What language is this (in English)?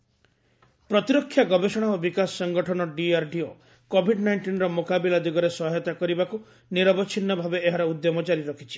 Odia